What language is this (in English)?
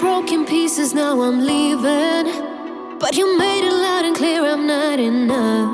Croatian